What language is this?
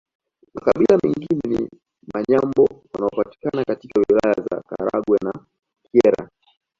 Swahili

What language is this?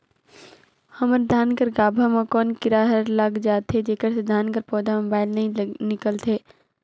Chhattisgarhi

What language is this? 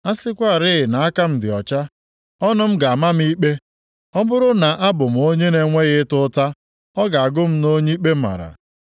Igbo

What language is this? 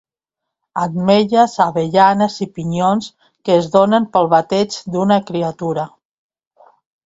Catalan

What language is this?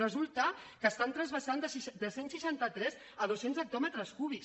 Catalan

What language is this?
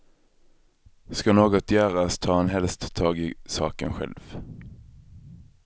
Swedish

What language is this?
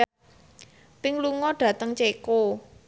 Javanese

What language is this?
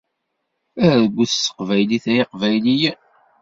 Kabyle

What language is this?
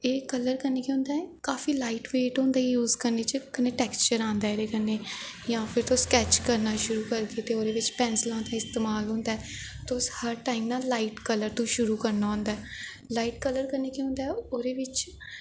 Dogri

